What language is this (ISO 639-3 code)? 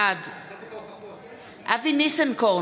heb